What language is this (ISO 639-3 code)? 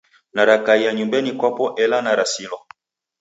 dav